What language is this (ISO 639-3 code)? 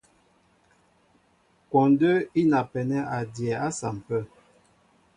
mbo